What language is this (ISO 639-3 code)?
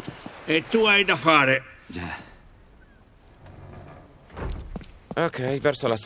ita